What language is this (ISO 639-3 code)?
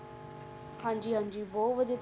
pan